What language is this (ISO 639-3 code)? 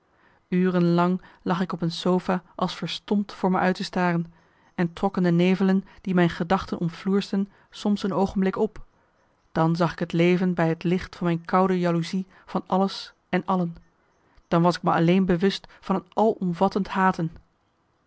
nld